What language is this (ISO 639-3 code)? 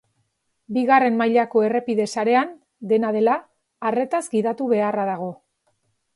eus